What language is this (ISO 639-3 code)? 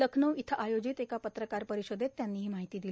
mar